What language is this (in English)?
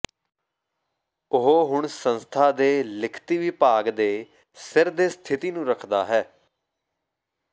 Punjabi